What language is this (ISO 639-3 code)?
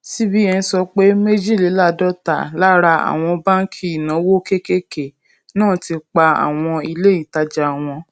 yor